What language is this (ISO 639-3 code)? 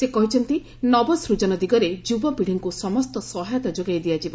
ori